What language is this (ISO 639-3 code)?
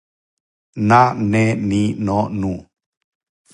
srp